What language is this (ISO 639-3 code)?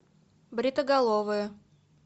rus